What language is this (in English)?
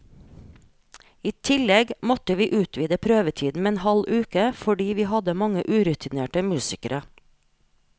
Norwegian